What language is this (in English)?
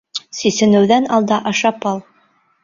Bashkir